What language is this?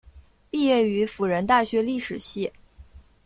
Chinese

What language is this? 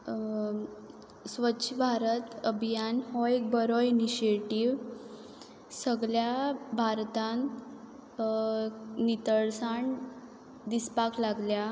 Konkani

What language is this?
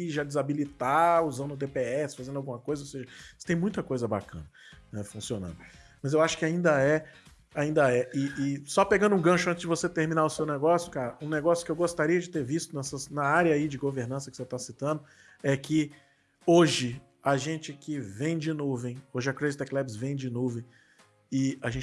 Portuguese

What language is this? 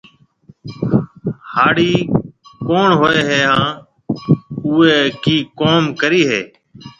Marwari (Pakistan)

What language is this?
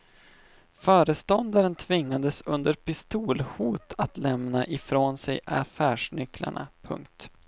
Swedish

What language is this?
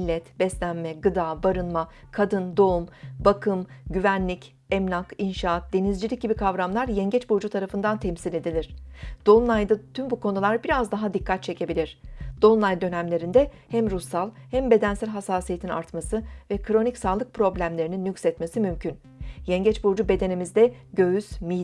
Turkish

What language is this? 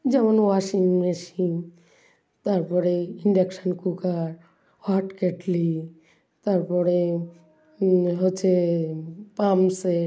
Bangla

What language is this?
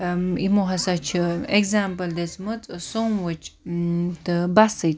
Kashmiri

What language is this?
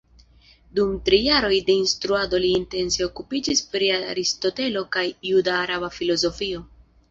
Esperanto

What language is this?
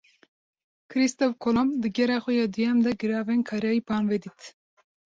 Kurdish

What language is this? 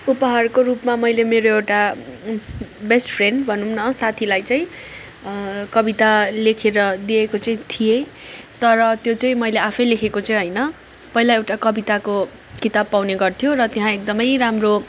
Nepali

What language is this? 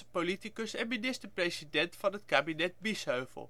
Dutch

